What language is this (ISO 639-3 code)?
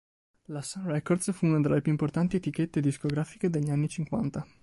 ita